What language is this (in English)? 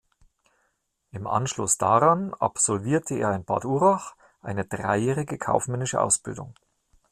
German